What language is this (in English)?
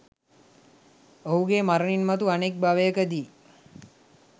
Sinhala